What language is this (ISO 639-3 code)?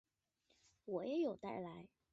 zho